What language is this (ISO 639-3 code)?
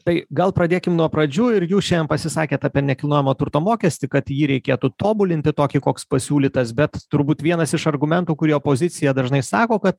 lit